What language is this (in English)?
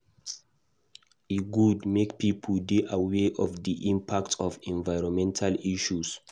Nigerian Pidgin